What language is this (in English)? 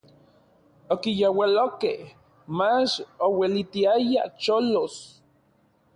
Orizaba Nahuatl